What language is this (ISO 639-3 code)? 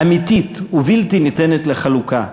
heb